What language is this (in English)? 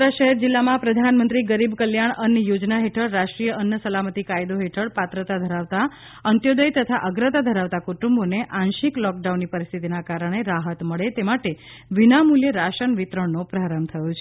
Gujarati